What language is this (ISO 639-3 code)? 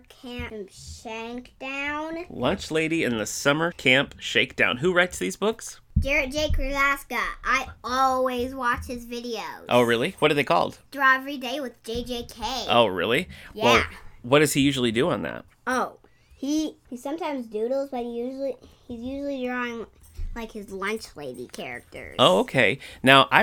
eng